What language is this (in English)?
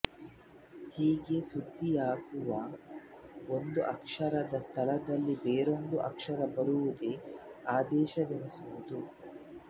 Kannada